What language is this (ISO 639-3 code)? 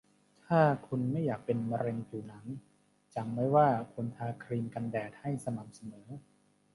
tha